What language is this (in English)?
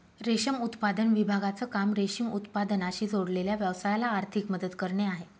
Marathi